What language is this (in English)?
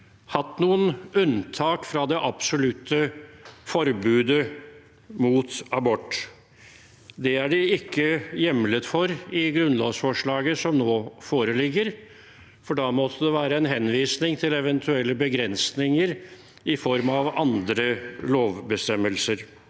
Norwegian